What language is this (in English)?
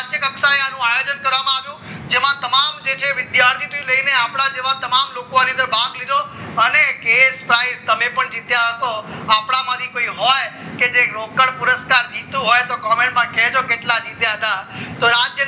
Gujarati